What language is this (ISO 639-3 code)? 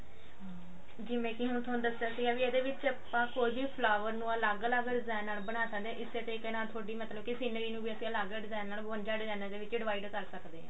pan